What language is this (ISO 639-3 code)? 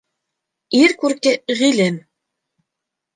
bak